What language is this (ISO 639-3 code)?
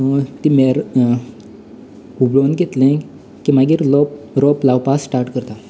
kok